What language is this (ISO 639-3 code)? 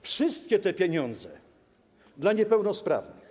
pol